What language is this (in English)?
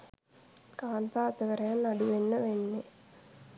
Sinhala